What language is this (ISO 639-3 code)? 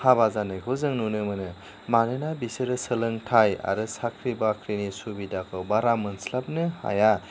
brx